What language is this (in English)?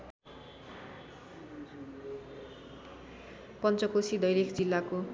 Nepali